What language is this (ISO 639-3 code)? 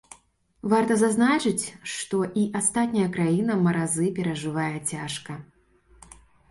bel